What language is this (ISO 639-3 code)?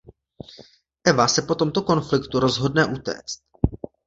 ces